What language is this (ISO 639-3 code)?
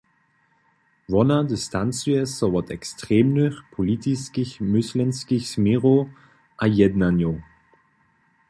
hsb